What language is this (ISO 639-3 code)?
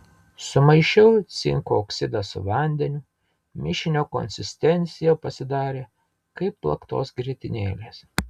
lit